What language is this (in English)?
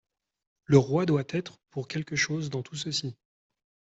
French